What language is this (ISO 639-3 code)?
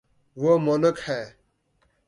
urd